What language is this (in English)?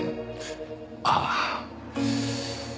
Japanese